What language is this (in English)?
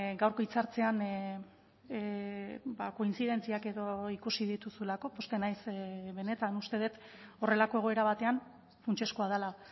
Basque